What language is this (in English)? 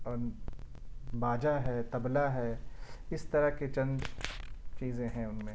Urdu